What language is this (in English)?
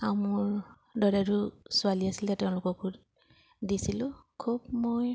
Assamese